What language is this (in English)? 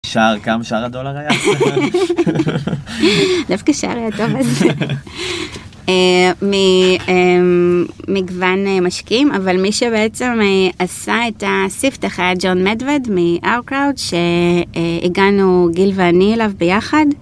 Hebrew